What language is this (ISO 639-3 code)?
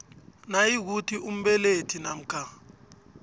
nbl